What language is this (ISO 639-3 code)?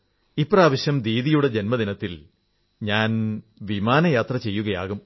mal